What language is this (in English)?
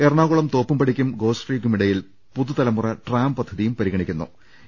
Malayalam